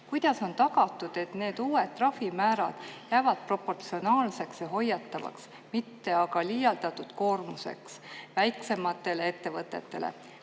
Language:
Estonian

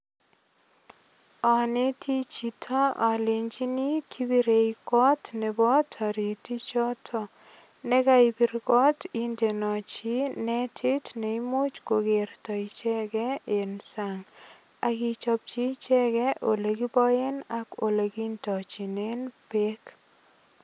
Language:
Kalenjin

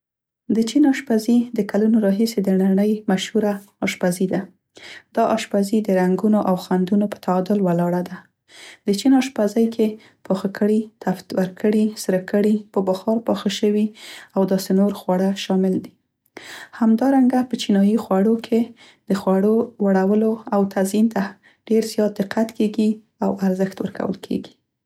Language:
Central Pashto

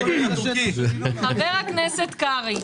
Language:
Hebrew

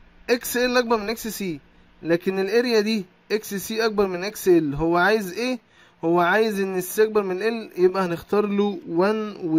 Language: Arabic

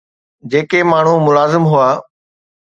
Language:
Sindhi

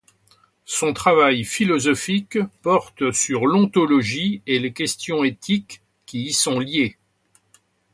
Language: French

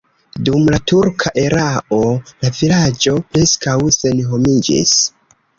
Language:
Esperanto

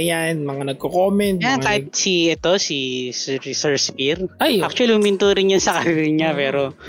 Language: Filipino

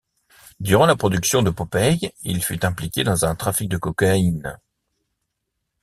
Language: French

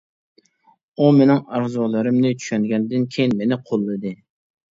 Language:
Uyghur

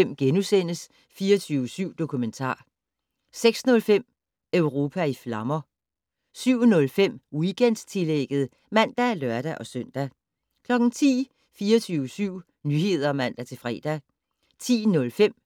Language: Danish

